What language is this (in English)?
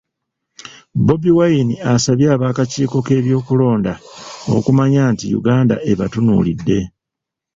Ganda